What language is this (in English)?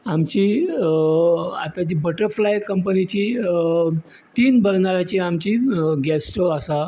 Konkani